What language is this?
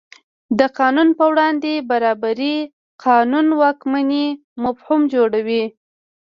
Pashto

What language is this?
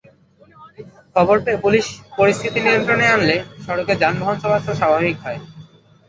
Bangla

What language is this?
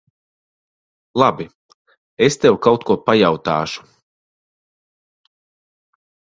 Latvian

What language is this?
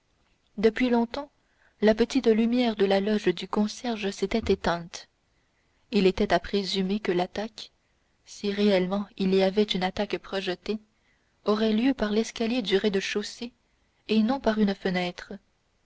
French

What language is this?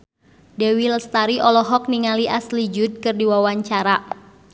Sundanese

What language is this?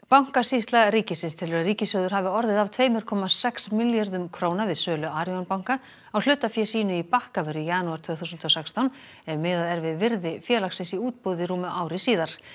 Icelandic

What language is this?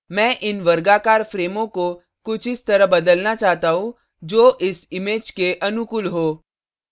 Hindi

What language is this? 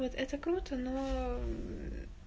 Russian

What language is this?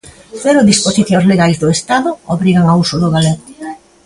Galician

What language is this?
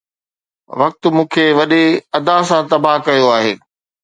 Sindhi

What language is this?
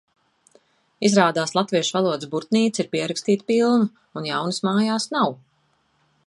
Latvian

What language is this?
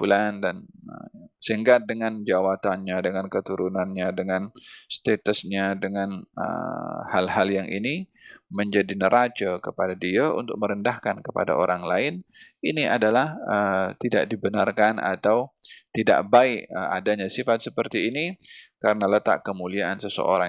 Malay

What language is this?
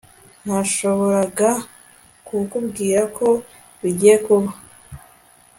Kinyarwanda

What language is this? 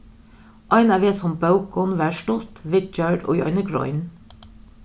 Faroese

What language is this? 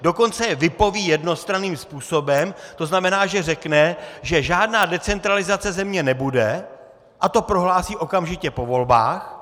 Czech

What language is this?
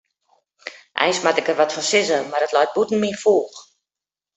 Western Frisian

